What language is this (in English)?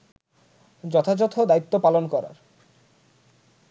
Bangla